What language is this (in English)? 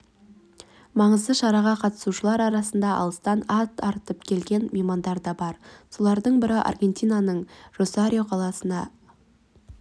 Kazakh